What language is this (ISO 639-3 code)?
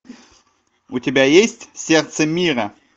rus